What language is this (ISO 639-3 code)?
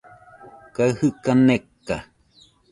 hux